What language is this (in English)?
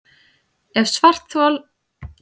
Icelandic